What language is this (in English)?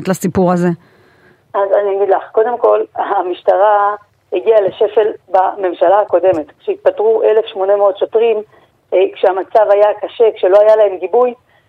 Hebrew